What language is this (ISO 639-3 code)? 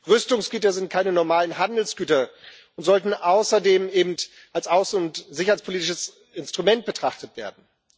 deu